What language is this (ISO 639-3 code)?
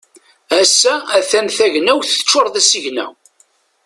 kab